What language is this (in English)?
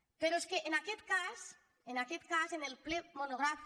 Catalan